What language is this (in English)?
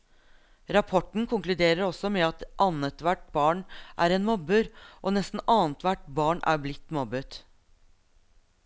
Norwegian